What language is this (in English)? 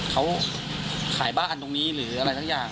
Thai